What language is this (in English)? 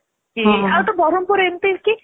Odia